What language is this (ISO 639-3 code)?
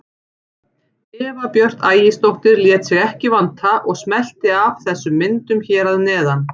isl